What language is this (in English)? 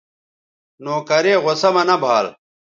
Bateri